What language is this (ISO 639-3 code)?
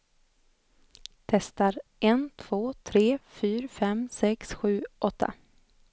swe